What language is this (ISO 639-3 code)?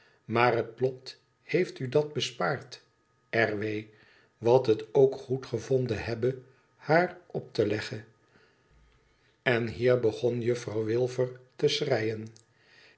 nld